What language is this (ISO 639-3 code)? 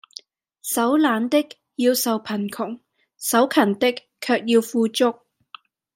yue